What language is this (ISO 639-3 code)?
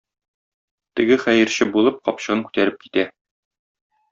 tat